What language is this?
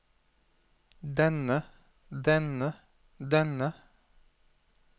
Norwegian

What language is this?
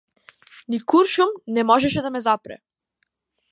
Macedonian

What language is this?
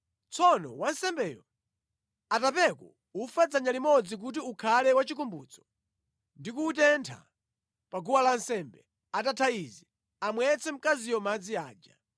Nyanja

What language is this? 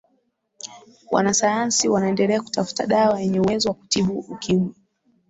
Swahili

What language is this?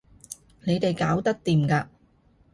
Cantonese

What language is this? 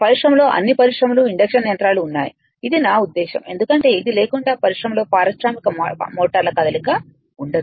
Telugu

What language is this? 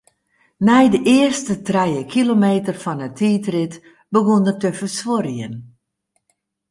Western Frisian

